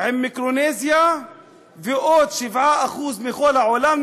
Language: Hebrew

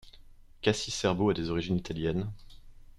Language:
French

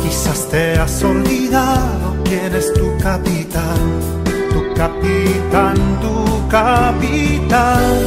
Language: Spanish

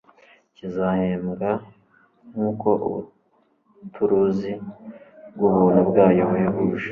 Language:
Kinyarwanda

